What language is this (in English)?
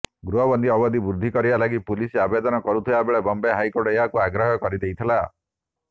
Odia